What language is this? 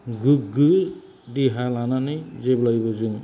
Bodo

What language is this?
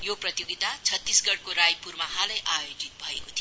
Nepali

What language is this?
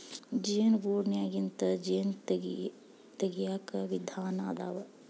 Kannada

